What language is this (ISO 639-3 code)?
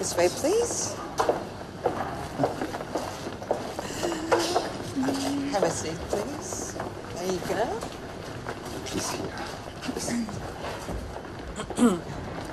tur